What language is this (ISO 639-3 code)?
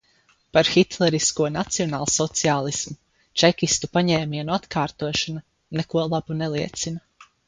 lav